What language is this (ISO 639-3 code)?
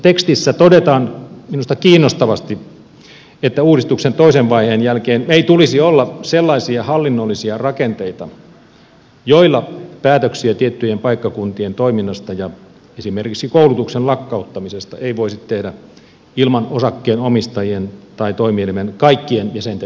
fin